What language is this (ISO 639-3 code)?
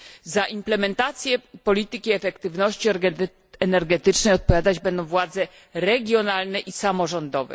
pol